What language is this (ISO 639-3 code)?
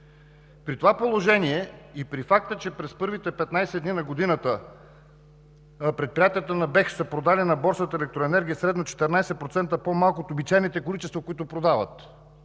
bul